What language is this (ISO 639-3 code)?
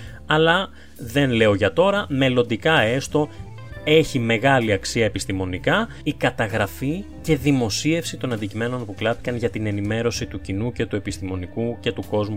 ell